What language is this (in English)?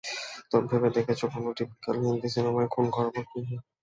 Bangla